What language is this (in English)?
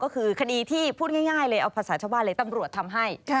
Thai